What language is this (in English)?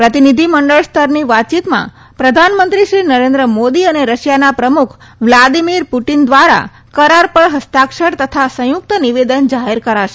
Gujarati